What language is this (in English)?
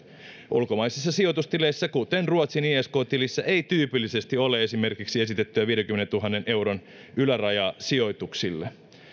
Finnish